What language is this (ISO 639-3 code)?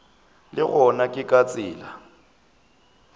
nso